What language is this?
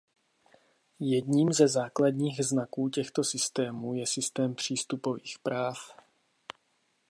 Czech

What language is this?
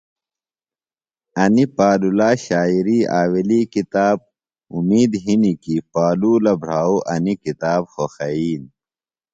Phalura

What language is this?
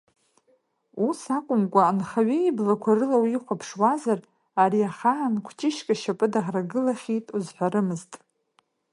Abkhazian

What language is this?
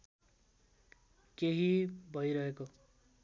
Nepali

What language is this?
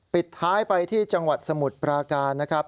Thai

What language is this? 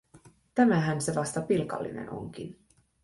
Finnish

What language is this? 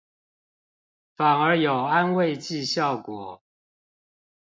Chinese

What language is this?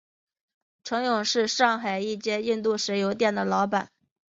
Chinese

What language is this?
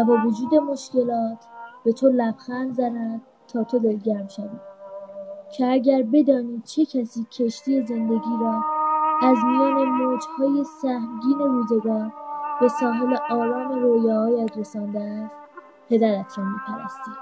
Persian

